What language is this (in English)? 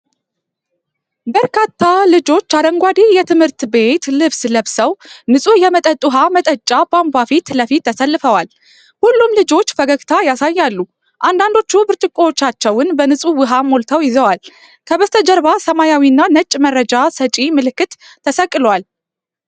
Amharic